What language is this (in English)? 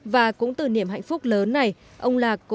Vietnamese